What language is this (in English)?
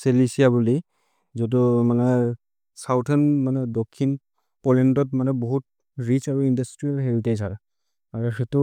Maria (India)